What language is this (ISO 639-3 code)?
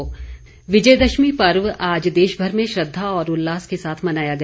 hin